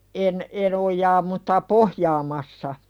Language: Finnish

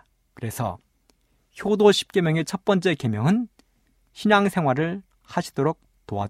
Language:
Korean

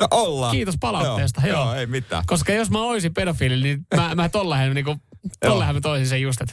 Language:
Finnish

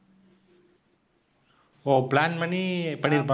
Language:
Tamil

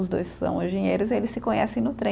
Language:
Portuguese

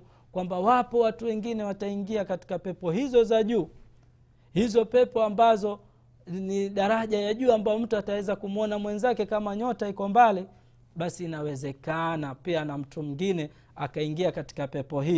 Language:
Swahili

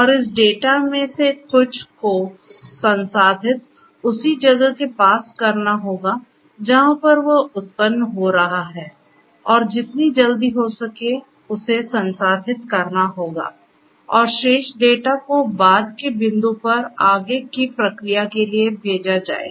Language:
Hindi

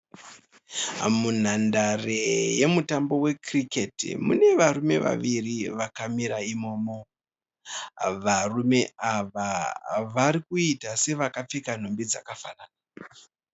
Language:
Shona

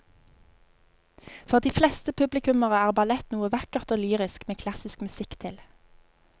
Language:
Norwegian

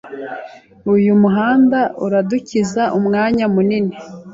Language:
Kinyarwanda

